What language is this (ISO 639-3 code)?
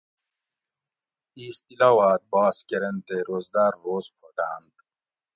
gwc